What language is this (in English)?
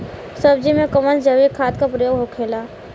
Bhojpuri